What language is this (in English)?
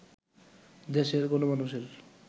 Bangla